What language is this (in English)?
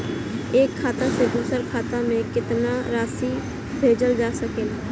Bhojpuri